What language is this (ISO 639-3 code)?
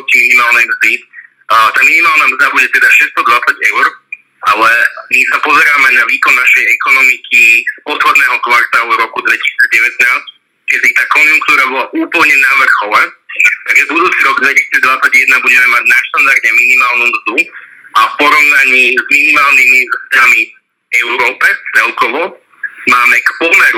slk